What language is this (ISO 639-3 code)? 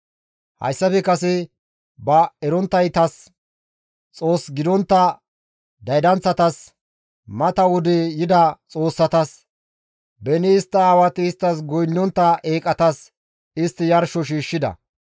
gmv